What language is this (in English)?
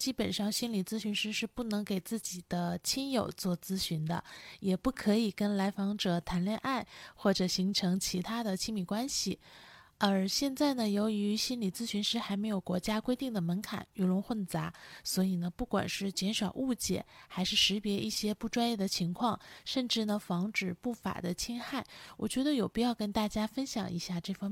Chinese